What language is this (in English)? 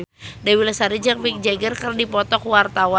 Sundanese